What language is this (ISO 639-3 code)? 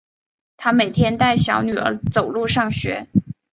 zho